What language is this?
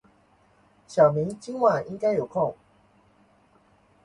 Chinese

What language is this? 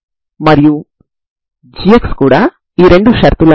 Telugu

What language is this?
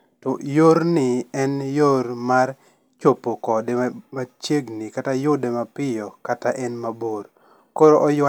Luo (Kenya and Tanzania)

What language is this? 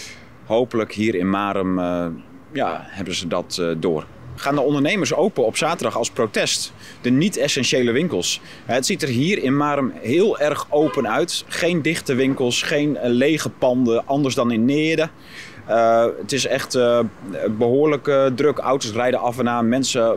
Dutch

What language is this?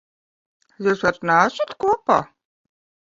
Latvian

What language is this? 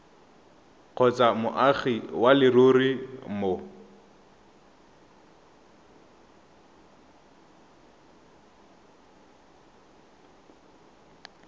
Tswana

